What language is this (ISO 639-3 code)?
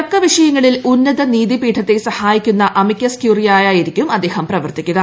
mal